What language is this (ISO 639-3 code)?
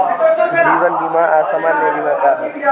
bho